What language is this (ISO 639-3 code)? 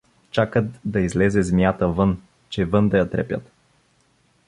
bul